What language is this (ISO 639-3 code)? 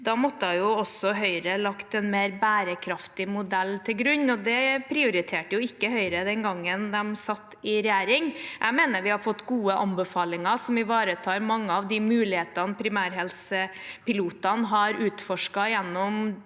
nor